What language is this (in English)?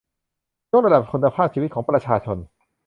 Thai